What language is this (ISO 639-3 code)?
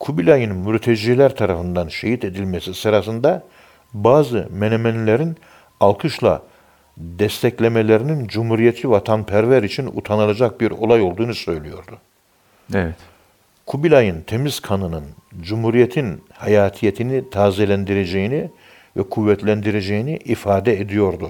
tur